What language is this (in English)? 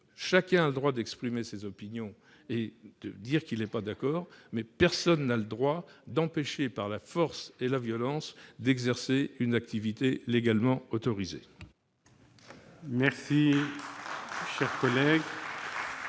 French